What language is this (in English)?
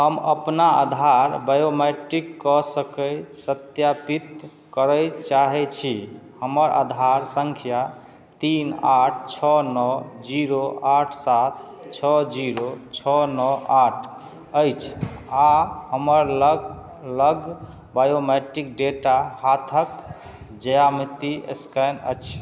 Maithili